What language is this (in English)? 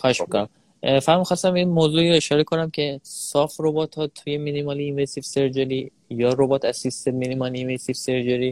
Persian